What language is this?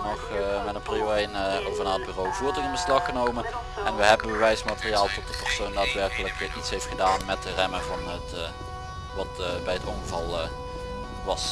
Dutch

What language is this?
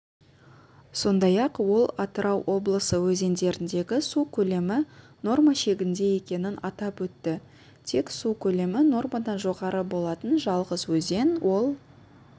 Kazakh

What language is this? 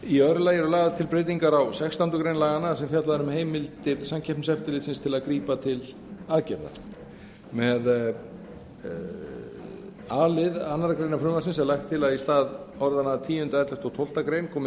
Icelandic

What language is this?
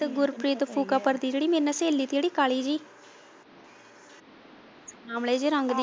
Punjabi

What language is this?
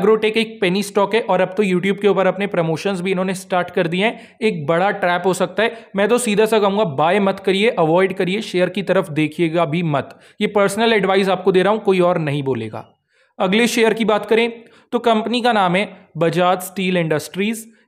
Hindi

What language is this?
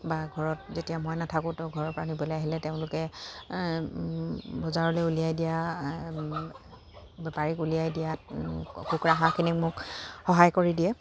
Assamese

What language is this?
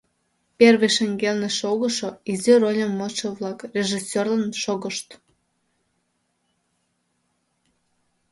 Mari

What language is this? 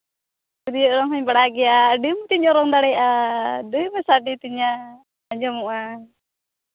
Santali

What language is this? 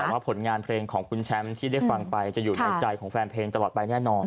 Thai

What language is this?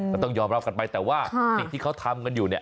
Thai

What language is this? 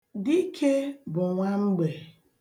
Igbo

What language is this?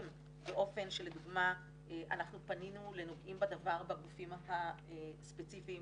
Hebrew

